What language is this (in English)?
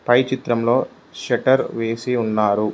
Telugu